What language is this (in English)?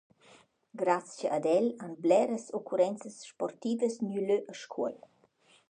Romansh